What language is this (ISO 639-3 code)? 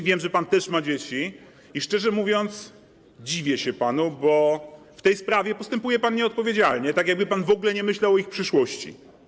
pol